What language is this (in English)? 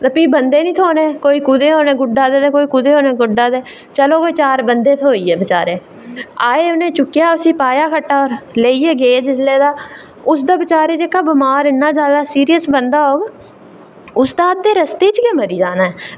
Dogri